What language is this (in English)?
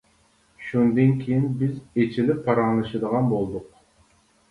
Uyghur